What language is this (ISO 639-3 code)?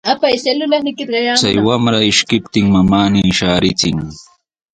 qws